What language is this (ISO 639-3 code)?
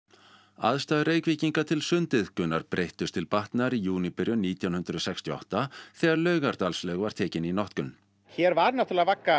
isl